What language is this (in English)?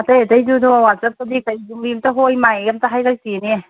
Manipuri